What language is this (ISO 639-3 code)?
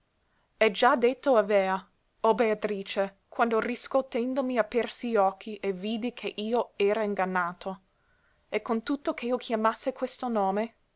ita